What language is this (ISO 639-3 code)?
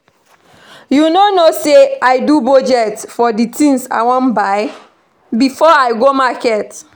pcm